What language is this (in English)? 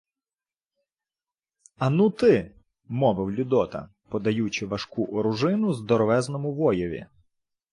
Ukrainian